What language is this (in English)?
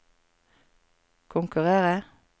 Norwegian